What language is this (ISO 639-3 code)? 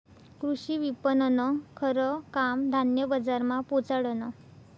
mar